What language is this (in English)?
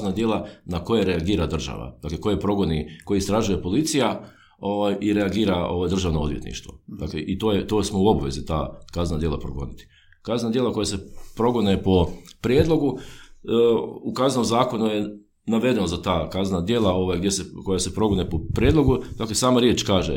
Croatian